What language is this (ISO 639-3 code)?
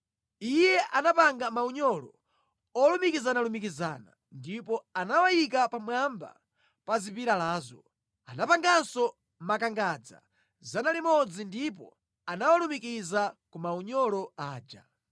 nya